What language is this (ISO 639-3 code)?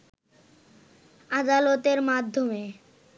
ben